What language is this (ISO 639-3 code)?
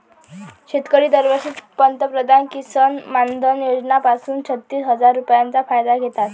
mar